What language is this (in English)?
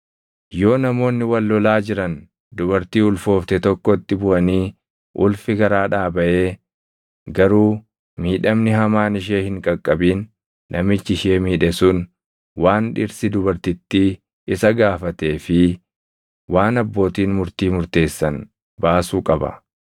Oromo